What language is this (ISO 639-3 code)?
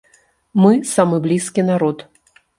bel